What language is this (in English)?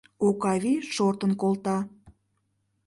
Mari